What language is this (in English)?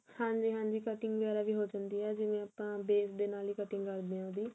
Punjabi